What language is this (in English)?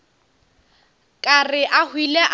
Northern Sotho